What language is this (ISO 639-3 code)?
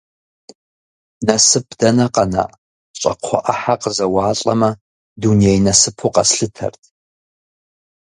kbd